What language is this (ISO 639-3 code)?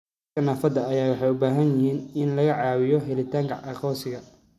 som